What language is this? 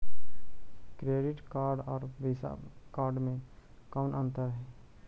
Magahi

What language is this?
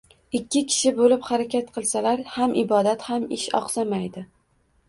Uzbek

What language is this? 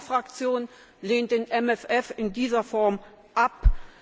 German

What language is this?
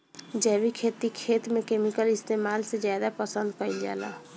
Bhojpuri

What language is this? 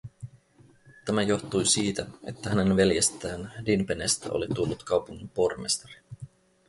Finnish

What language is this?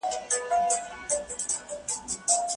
Pashto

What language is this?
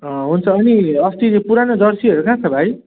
Nepali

